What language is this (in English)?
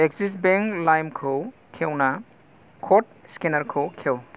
Bodo